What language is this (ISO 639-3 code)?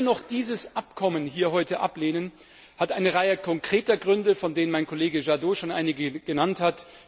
deu